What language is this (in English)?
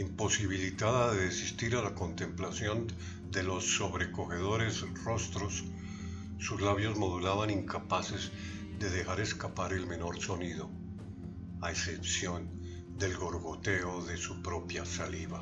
Spanish